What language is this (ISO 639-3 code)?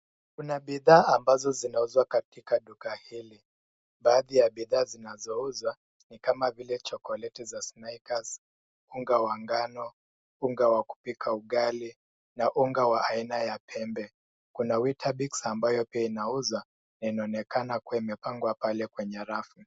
swa